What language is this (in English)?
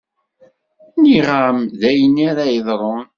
Kabyle